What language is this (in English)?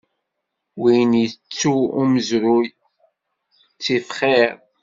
Kabyle